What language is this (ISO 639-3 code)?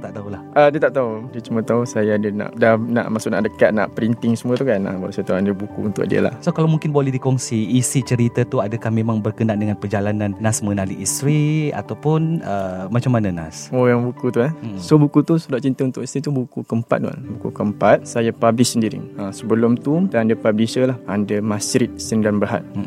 msa